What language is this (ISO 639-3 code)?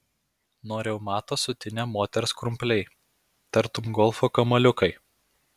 lit